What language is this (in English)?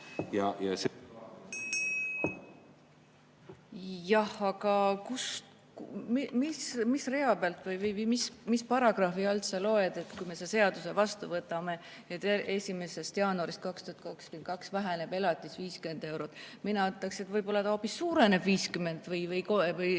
Estonian